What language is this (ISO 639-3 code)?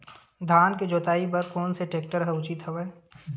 hne